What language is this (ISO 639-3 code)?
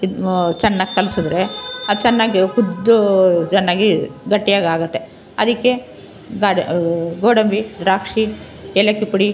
kan